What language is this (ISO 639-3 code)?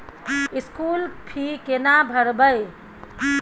mai